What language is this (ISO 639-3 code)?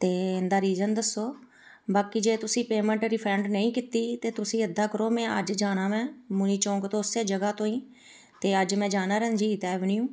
pan